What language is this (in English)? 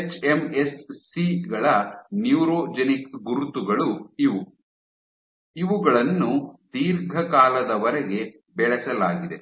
Kannada